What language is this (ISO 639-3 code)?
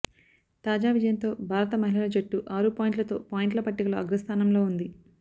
tel